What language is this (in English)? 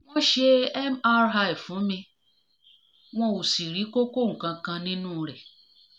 Yoruba